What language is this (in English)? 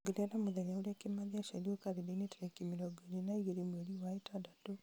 Kikuyu